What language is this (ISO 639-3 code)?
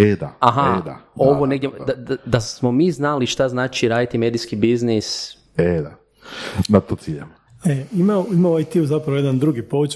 hrv